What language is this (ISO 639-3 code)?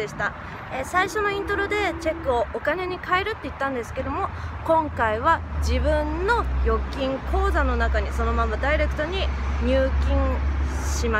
jpn